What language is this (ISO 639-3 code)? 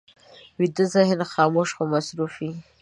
pus